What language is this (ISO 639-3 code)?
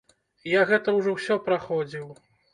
bel